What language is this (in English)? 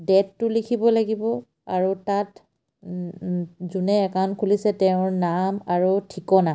Assamese